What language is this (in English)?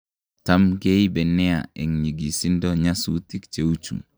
Kalenjin